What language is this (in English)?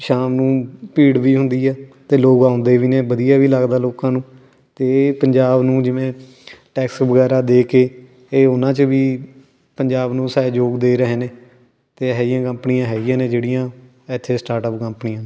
Punjabi